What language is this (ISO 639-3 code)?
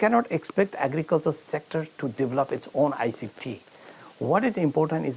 ind